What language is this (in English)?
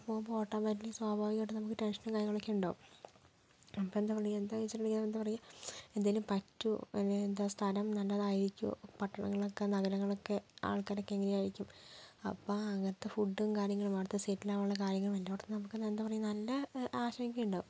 Malayalam